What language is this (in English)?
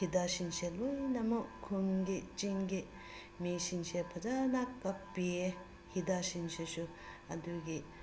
Manipuri